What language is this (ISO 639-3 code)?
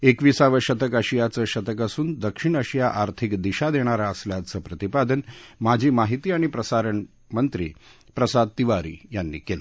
mar